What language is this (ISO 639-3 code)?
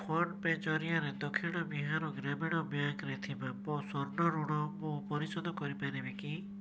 ori